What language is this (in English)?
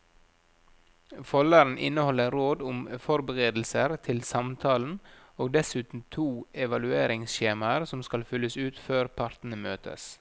Norwegian